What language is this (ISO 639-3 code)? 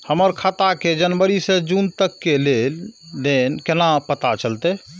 mai